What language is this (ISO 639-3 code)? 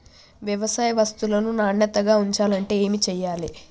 tel